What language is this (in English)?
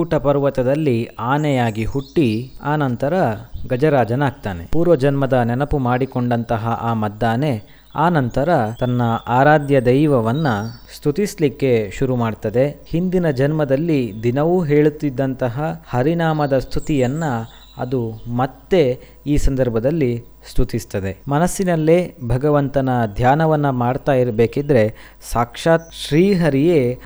Kannada